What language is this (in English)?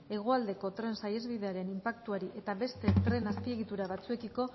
Basque